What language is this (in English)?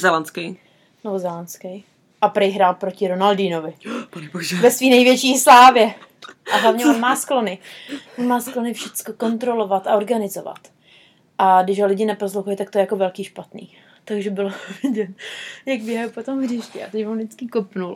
Czech